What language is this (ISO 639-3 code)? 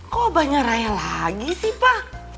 ind